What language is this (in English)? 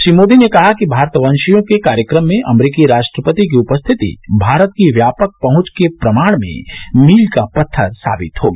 Hindi